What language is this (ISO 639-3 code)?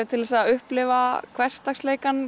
isl